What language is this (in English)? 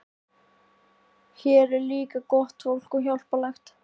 Icelandic